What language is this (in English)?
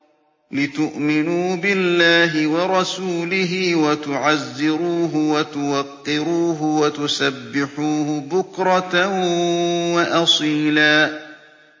Arabic